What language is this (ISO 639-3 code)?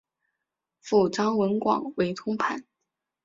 zho